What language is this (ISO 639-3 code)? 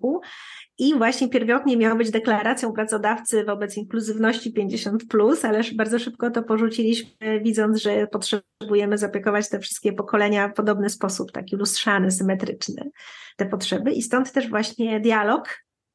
pol